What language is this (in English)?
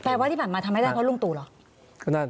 Thai